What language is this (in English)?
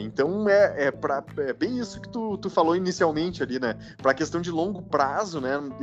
Portuguese